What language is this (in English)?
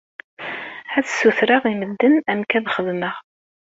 Kabyle